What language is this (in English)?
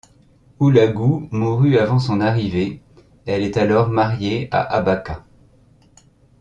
French